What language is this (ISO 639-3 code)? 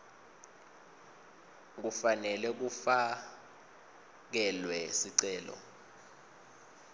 ssw